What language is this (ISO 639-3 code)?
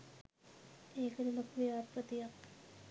sin